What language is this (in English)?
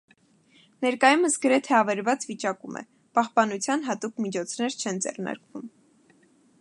Armenian